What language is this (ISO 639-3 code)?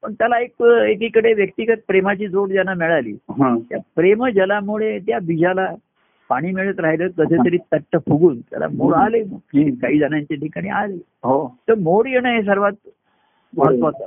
mar